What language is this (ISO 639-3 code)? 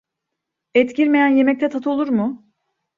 tur